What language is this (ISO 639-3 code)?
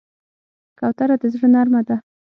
pus